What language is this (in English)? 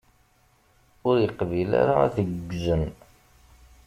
Kabyle